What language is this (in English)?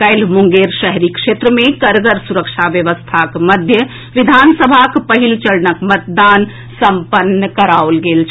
Maithili